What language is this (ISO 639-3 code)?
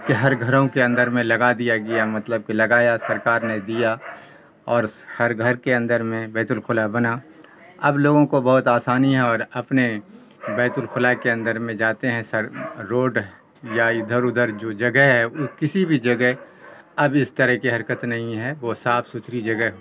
urd